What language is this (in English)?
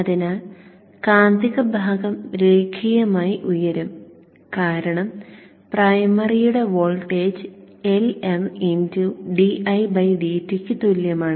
Malayalam